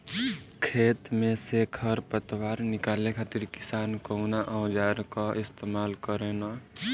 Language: Bhojpuri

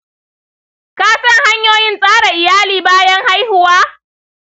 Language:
Hausa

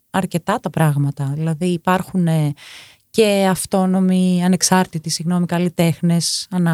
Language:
Greek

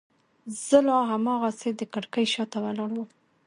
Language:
Pashto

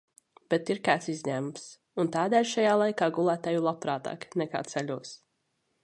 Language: Latvian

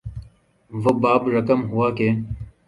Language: Urdu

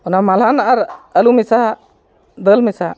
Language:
Santali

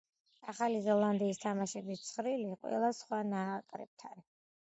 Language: Georgian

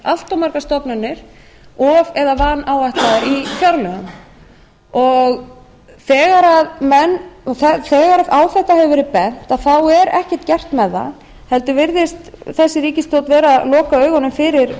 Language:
Icelandic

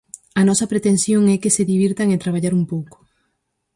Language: Galician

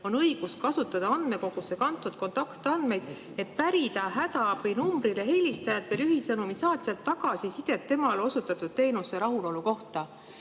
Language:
Estonian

